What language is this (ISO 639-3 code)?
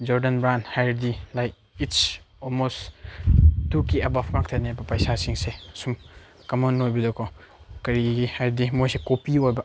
mni